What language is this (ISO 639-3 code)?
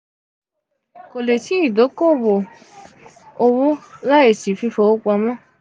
yor